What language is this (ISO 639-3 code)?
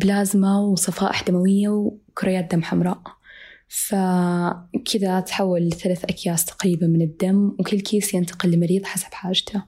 ara